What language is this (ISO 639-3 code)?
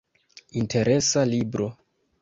epo